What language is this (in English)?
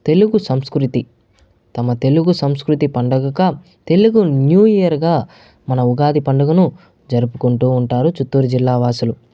Telugu